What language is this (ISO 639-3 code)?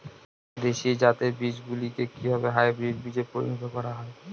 ben